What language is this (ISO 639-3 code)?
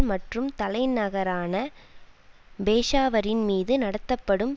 tam